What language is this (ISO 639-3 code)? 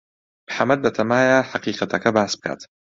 ckb